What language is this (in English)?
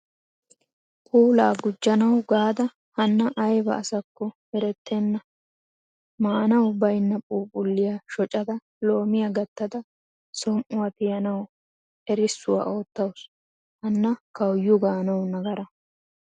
Wolaytta